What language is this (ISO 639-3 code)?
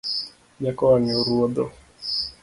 luo